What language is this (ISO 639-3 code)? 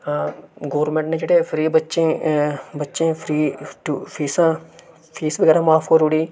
doi